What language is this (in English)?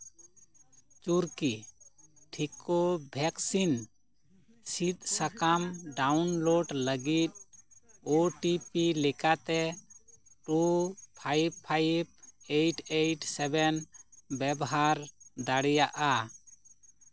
Santali